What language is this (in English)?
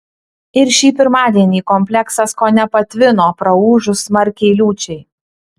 Lithuanian